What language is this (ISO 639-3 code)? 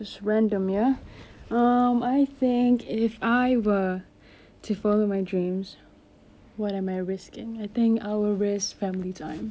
eng